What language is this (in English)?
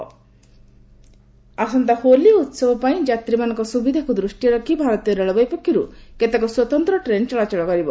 Odia